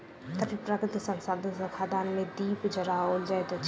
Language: Maithili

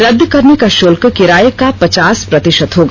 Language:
Hindi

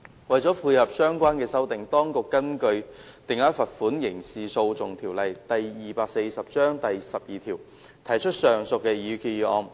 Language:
Cantonese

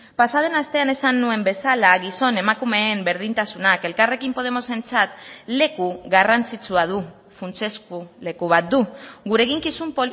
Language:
Basque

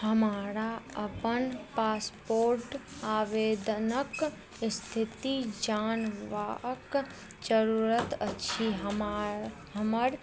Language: Maithili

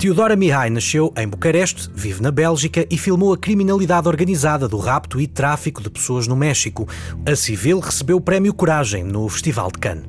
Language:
Portuguese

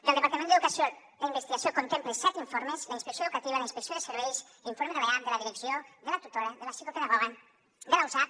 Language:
Catalan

